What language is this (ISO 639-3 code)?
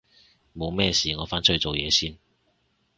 yue